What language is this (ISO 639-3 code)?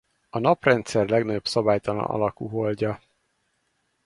hun